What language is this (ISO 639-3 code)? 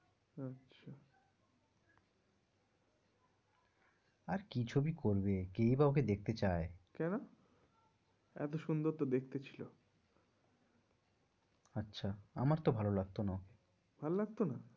ben